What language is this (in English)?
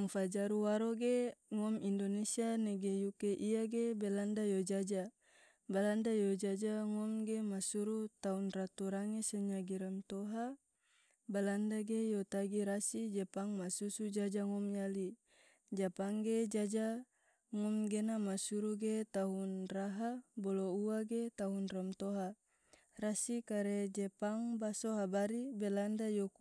Tidore